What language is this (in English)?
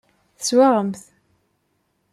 Kabyle